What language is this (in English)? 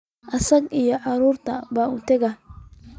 Somali